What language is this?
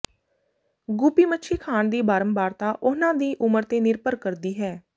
Punjabi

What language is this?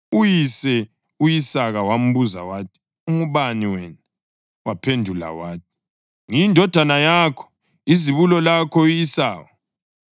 North Ndebele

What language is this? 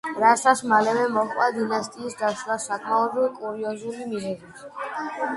Georgian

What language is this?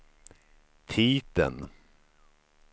Swedish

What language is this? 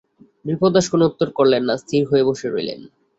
Bangla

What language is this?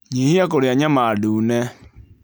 Kikuyu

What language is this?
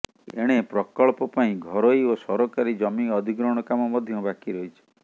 Odia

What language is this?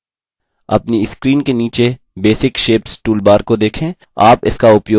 Hindi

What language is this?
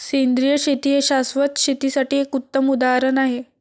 Marathi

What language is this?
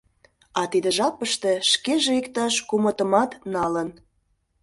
Mari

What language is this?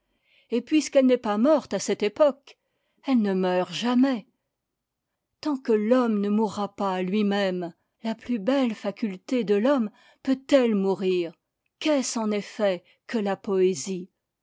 French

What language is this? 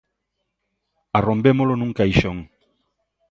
Galician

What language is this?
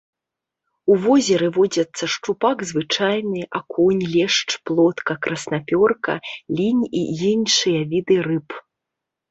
Belarusian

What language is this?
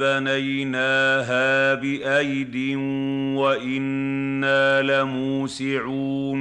Arabic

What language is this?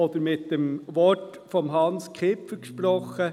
Swiss German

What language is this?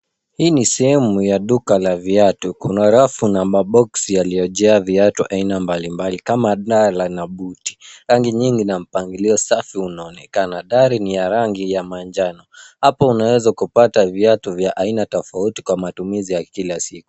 Swahili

